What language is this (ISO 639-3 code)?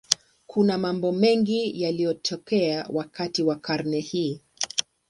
swa